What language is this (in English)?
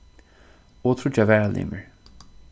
Faroese